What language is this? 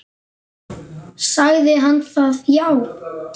Icelandic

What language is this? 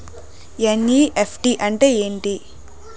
Telugu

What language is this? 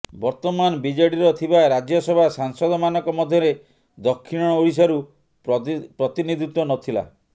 Odia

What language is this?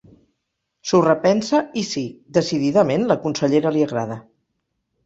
Catalan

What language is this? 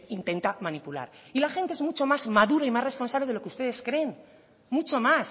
Spanish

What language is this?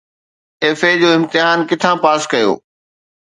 Sindhi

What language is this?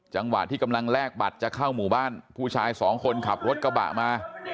Thai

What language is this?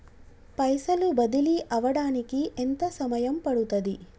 Telugu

